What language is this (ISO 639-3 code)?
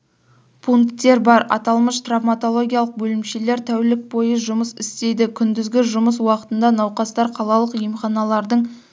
kaz